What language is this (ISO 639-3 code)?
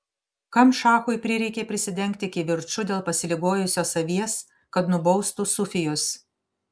lit